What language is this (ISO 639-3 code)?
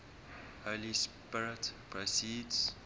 eng